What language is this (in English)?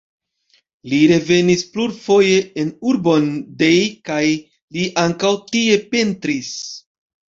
Esperanto